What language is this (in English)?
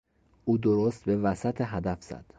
Persian